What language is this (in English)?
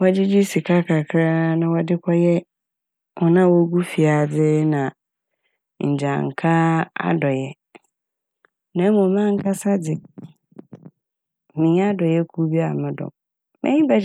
Akan